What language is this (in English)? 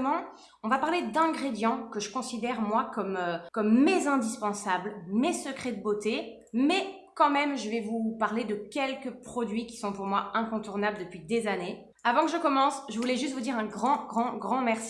French